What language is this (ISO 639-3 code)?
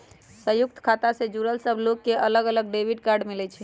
mag